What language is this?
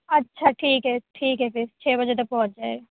Urdu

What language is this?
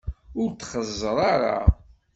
Kabyle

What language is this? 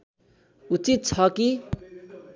Nepali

